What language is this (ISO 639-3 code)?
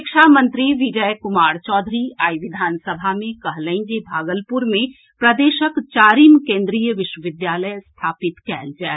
mai